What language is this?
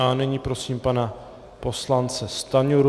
Czech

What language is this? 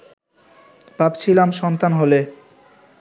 Bangla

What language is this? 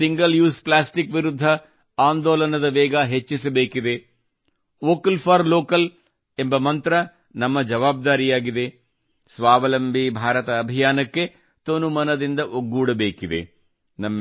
Kannada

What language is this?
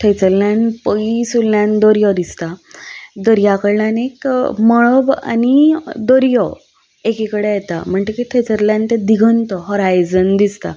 Konkani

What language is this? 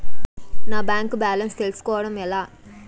Telugu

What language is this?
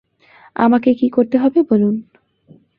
Bangla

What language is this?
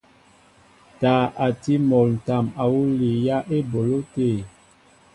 Mbo (Cameroon)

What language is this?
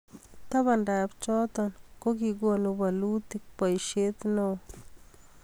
Kalenjin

